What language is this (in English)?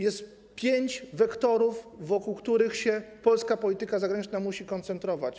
Polish